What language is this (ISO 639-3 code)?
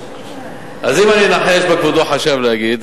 heb